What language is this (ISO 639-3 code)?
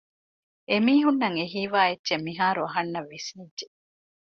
div